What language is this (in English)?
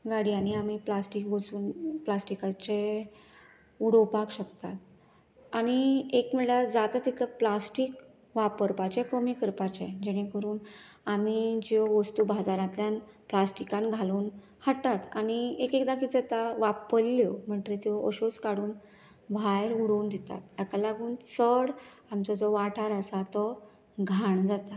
Konkani